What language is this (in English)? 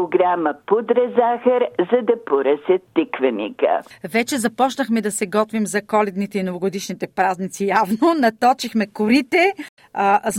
Bulgarian